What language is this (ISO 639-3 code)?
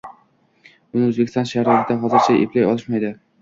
uzb